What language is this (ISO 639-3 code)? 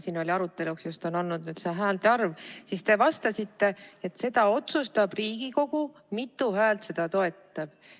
est